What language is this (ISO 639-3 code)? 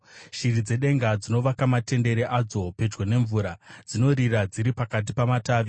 sna